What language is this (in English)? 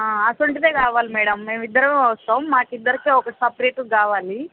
Telugu